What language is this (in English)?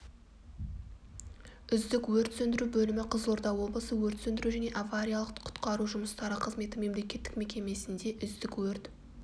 Kazakh